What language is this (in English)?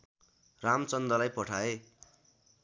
Nepali